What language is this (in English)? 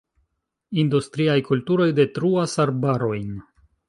Esperanto